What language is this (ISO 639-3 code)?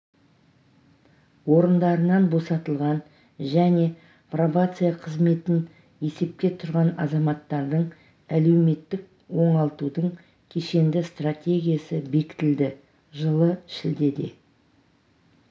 kaz